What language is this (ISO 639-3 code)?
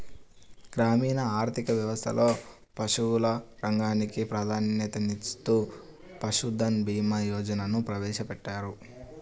tel